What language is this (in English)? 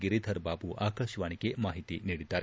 Kannada